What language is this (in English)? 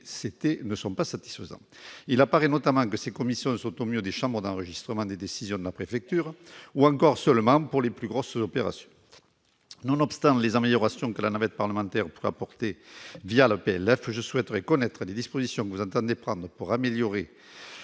French